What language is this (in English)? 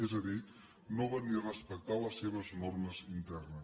Catalan